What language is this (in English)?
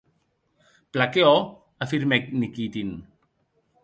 Occitan